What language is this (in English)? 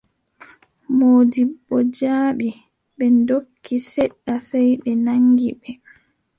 Adamawa Fulfulde